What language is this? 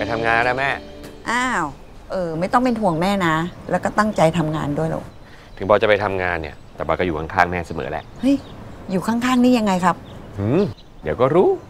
Thai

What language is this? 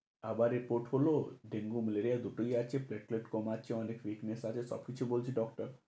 Bangla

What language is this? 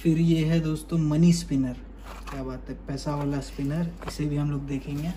Hindi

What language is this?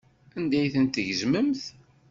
Kabyle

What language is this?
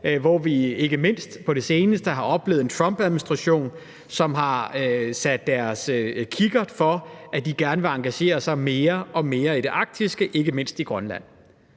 Danish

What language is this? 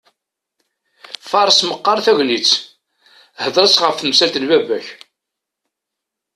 Kabyle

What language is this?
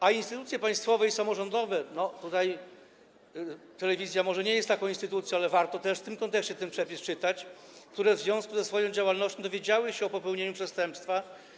Polish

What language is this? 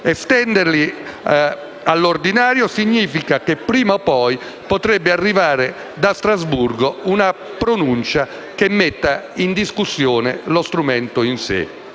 Italian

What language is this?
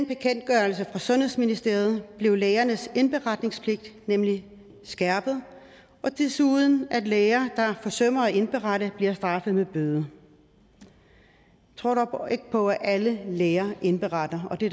Danish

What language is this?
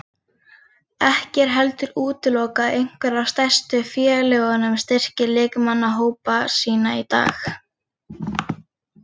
Icelandic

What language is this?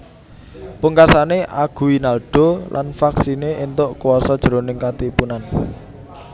Javanese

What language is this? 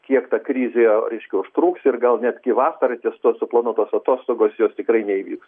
Lithuanian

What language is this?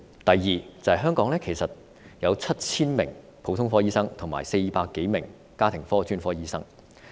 Cantonese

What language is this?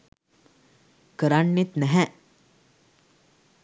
Sinhala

